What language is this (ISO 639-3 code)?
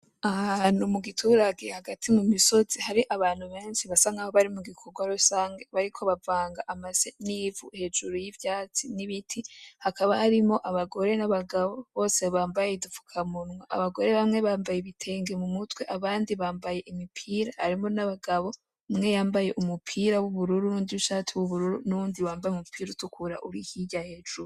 run